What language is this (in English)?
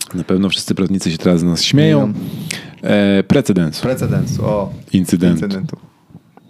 Polish